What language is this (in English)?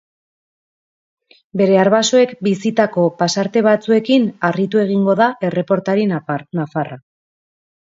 Basque